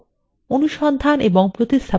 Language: Bangla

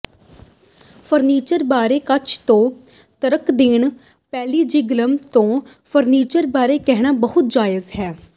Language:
Punjabi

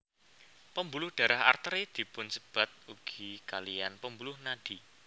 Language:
Javanese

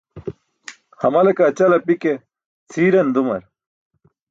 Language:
Burushaski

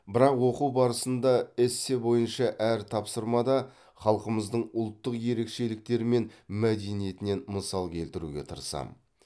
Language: Kazakh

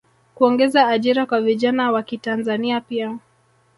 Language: Swahili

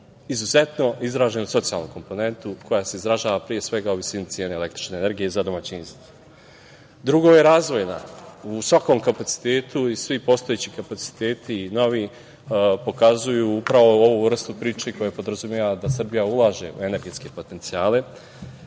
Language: Serbian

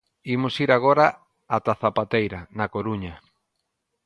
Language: Galician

